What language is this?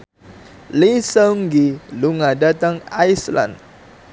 Javanese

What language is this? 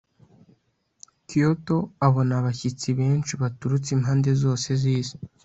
Kinyarwanda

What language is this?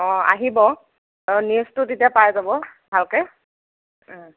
Assamese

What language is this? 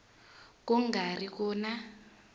Tsonga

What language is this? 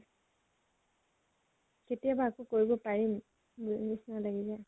Assamese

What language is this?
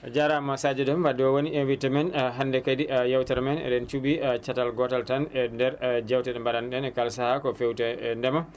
Fula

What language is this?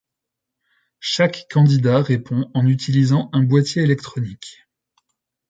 French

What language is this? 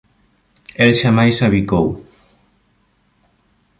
Galician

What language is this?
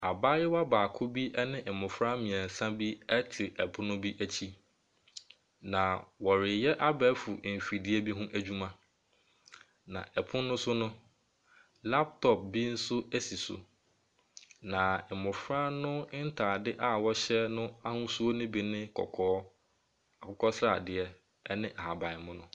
Akan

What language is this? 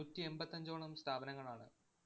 Malayalam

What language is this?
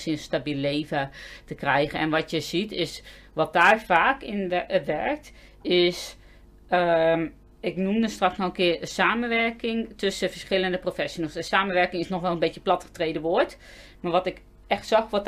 Dutch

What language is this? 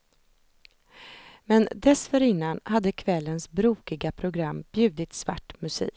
Swedish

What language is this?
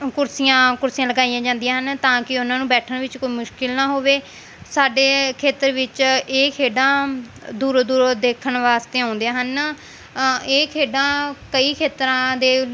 Punjabi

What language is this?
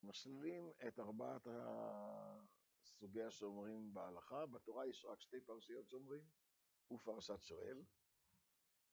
Hebrew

